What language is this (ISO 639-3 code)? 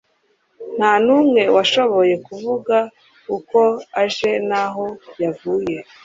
kin